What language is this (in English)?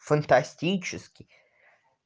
Russian